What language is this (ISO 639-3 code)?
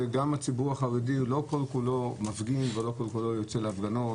heb